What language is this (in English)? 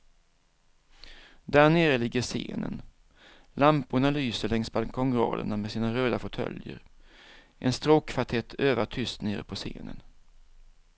Swedish